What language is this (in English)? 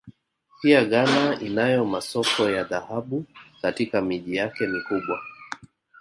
Swahili